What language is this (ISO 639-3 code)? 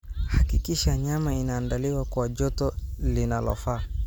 som